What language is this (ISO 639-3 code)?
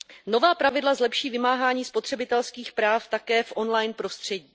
ces